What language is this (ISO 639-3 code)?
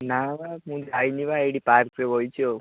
ori